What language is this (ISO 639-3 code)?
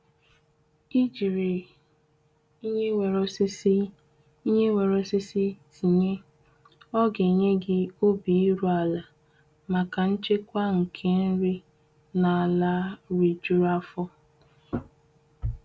ibo